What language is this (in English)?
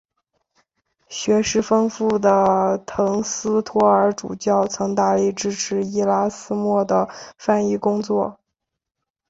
Chinese